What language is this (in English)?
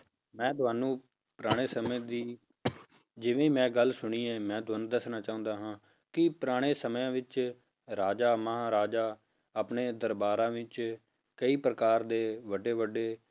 Punjabi